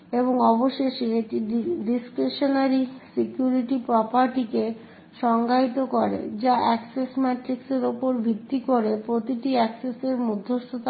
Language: Bangla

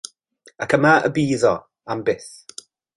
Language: Welsh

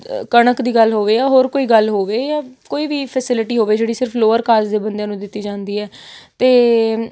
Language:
Punjabi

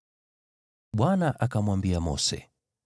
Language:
Swahili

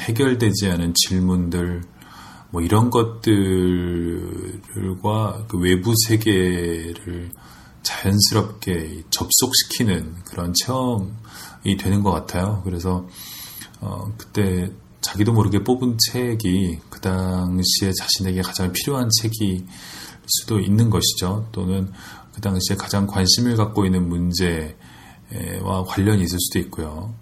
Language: Korean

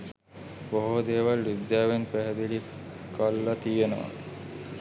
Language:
Sinhala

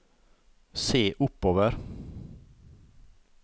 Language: Norwegian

